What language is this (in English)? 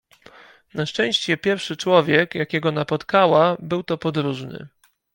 Polish